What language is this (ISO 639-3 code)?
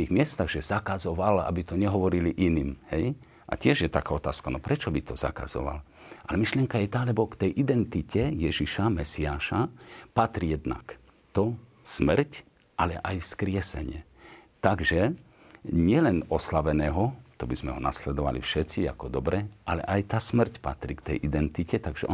slk